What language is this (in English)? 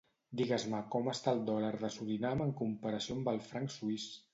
Catalan